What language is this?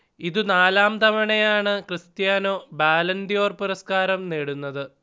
Malayalam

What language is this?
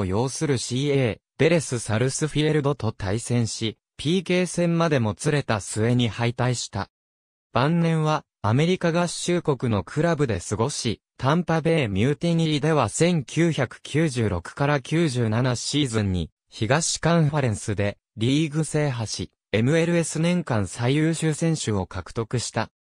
Japanese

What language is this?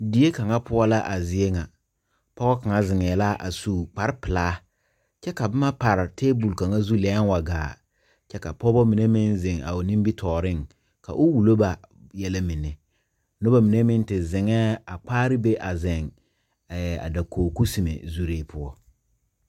Southern Dagaare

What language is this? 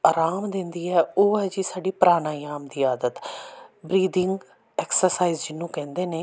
Punjabi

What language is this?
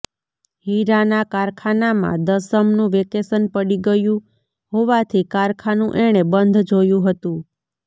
Gujarati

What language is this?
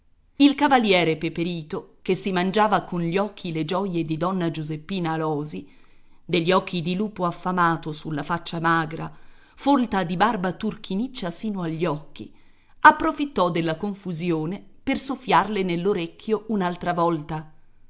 Italian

